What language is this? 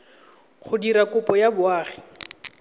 Tswana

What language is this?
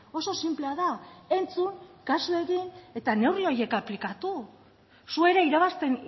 Basque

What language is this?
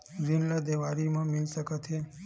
Chhattisgarhi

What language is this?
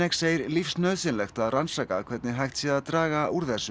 Icelandic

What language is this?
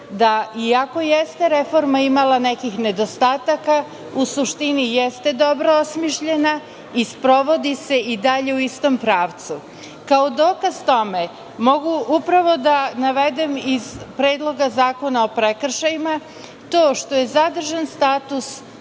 Serbian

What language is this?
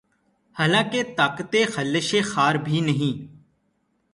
Urdu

